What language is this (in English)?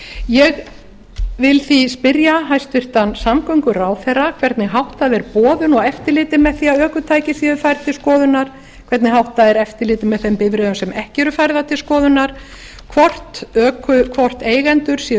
Icelandic